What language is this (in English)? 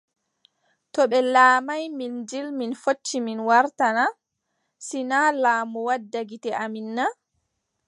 Adamawa Fulfulde